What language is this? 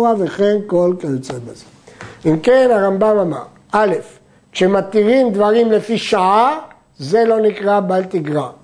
Hebrew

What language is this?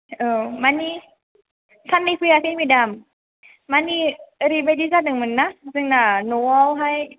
Bodo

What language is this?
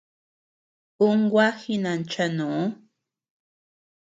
Tepeuxila Cuicatec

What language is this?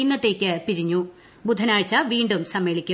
Malayalam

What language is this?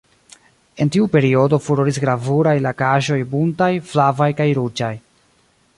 Esperanto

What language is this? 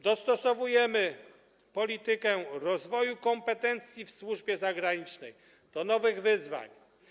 Polish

